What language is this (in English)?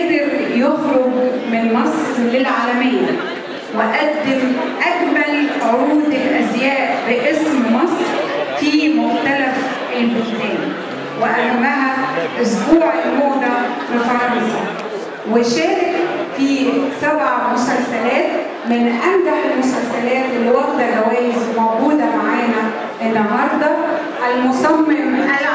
Arabic